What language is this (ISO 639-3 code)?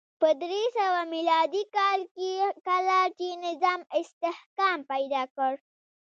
pus